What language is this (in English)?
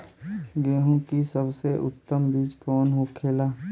Bhojpuri